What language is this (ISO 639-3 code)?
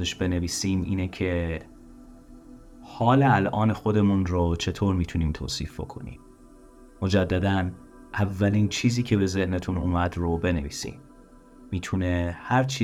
fas